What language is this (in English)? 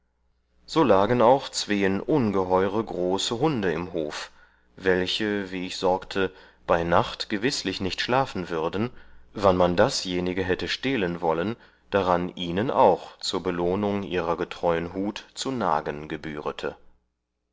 German